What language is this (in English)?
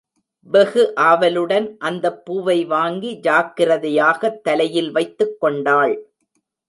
Tamil